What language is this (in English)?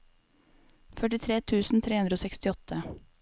Norwegian